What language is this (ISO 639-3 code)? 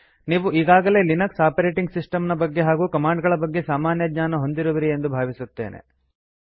kan